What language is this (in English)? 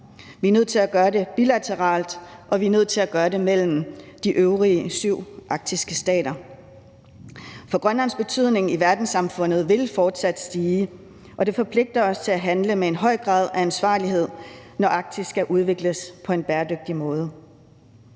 Danish